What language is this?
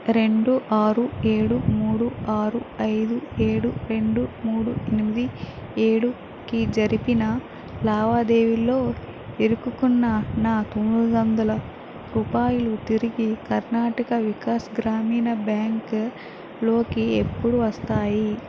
Telugu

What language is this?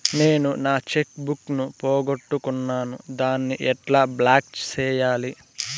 Telugu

